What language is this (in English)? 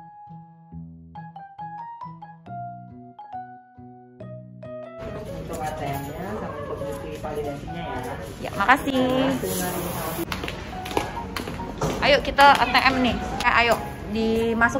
Indonesian